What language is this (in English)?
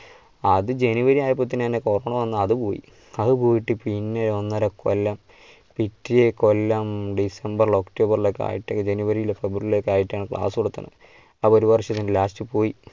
Malayalam